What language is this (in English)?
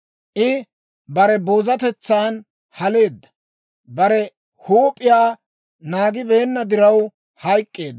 Dawro